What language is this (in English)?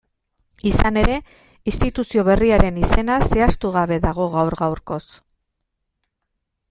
Basque